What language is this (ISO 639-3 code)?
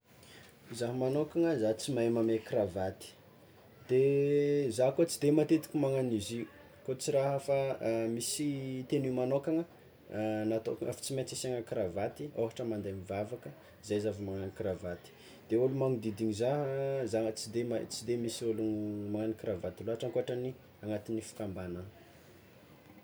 xmw